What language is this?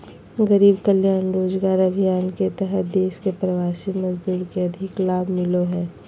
Magahi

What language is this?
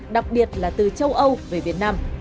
Vietnamese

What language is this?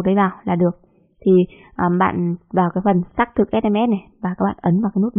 Vietnamese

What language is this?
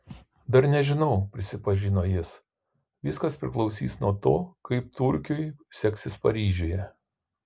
Lithuanian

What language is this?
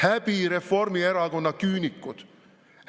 Estonian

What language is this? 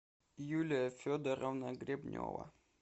Russian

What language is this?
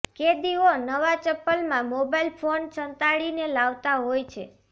Gujarati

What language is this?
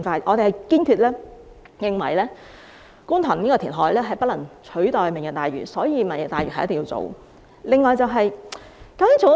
Cantonese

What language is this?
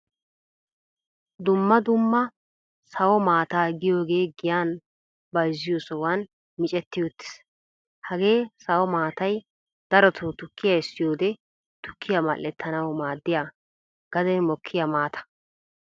Wolaytta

